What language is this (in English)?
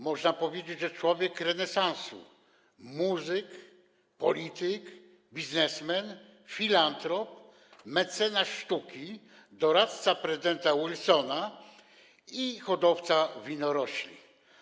Polish